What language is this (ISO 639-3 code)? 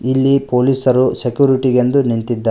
kan